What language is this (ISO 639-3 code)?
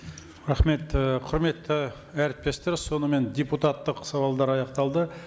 kaz